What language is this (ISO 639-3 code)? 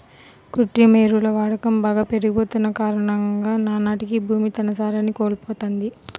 tel